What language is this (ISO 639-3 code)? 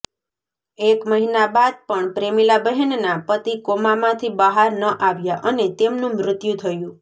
guj